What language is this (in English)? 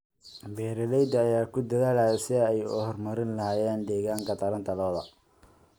Somali